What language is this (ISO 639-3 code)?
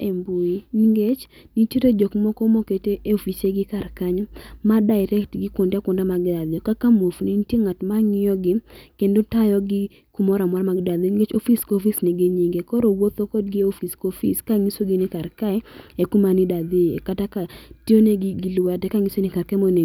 luo